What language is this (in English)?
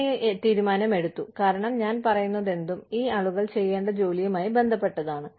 Malayalam